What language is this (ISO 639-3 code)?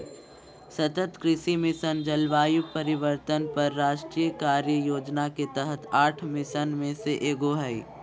mag